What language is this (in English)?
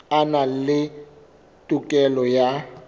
Southern Sotho